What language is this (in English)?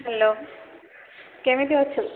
Odia